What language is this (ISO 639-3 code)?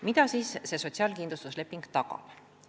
est